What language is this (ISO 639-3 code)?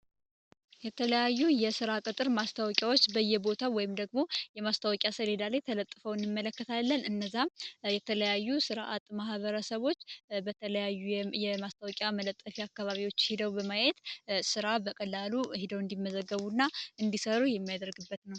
amh